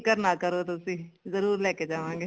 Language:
Punjabi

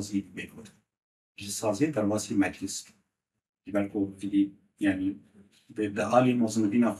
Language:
Arabic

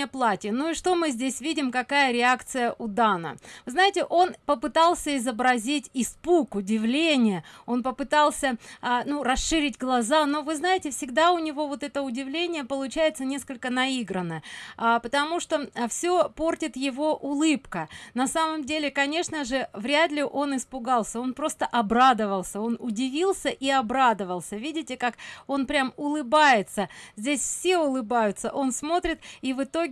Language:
Russian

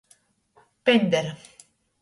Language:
Latgalian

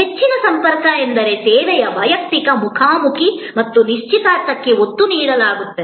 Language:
Kannada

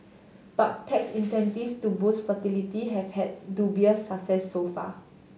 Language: English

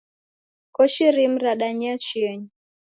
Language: Taita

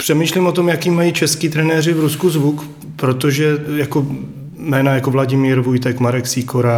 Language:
Czech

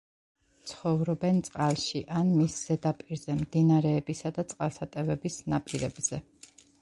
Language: Georgian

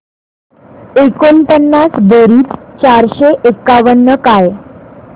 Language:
Marathi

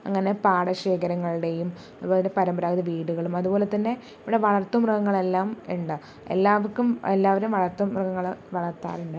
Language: Malayalam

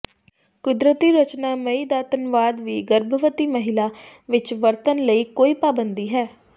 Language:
Punjabi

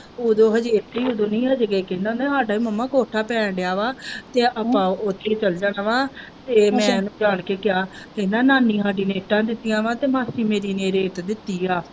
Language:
Punjabi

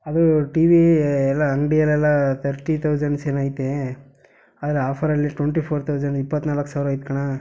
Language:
Kannada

